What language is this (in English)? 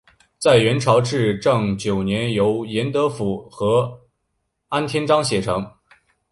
Chinese